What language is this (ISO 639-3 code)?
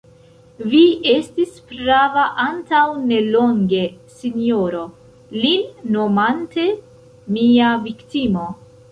epo